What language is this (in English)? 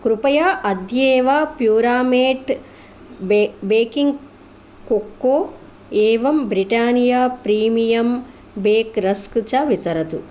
Sanskrit